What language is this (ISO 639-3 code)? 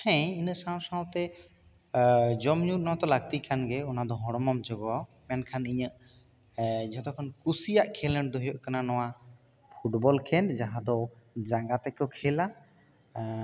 sat